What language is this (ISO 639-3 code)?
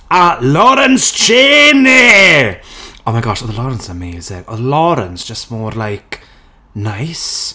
cym